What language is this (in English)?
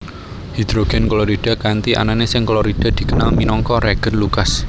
Javanese